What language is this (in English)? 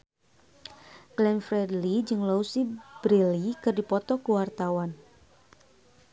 Sundanese